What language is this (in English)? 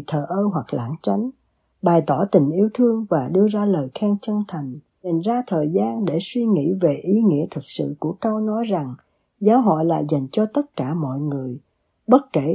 Vietnamese